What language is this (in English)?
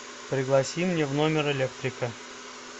Russian